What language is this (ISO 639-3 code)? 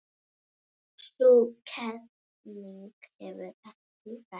isl